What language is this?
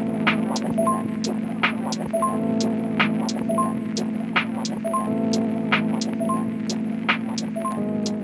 Spanish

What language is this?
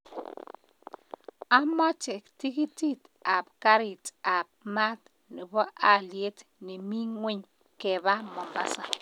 Kalenjin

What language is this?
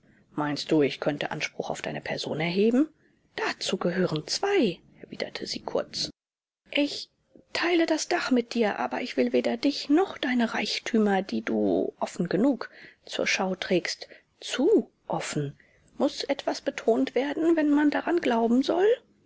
German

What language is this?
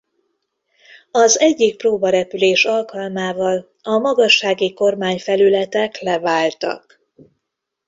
Hungarian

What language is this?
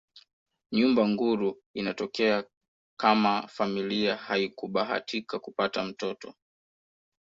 Swahili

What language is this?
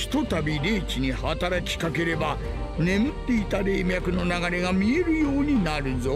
Japanese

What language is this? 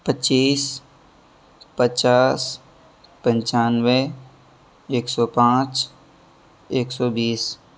Urdu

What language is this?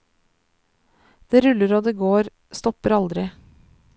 Norwegian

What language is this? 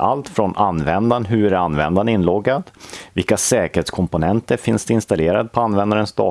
Swedish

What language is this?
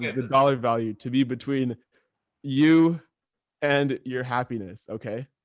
English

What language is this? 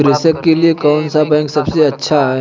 Hindi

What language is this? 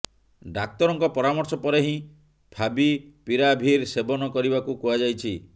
Odia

